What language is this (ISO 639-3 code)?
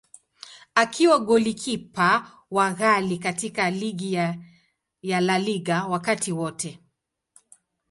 swa